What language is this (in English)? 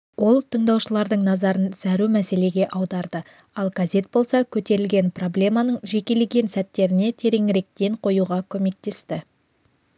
Kazakh